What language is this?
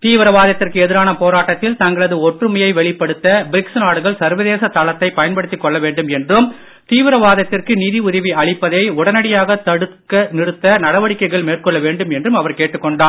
Tamil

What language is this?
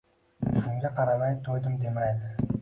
Uzbek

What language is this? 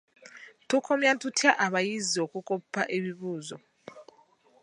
Ganda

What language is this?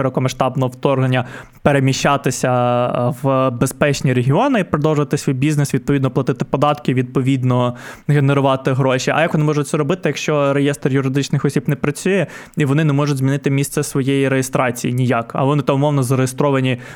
Ukrainian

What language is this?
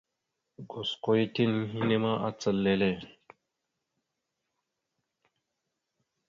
Mada (Cameroon)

